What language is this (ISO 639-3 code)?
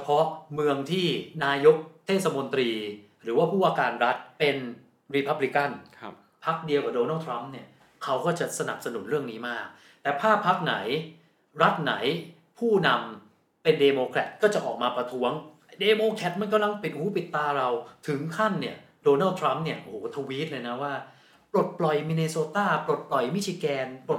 tha